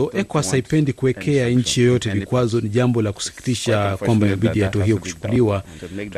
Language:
Swahili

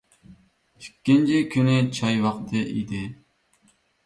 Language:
Uyghur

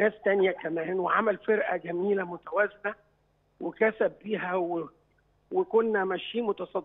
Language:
Arabic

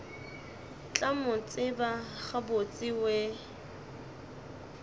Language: Northern Sotho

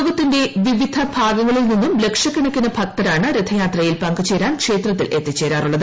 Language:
Malayalam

